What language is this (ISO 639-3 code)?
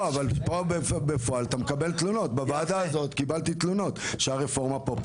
heb